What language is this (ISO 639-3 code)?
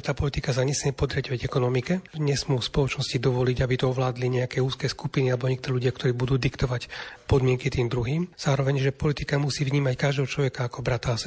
slk